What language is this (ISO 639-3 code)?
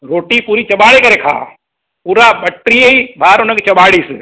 snd